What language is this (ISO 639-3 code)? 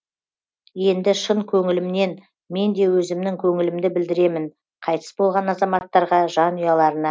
kaz